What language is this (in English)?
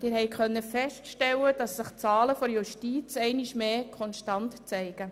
Swiss German